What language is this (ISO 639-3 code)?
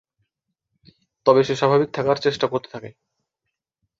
ben